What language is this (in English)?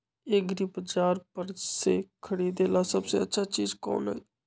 Magahi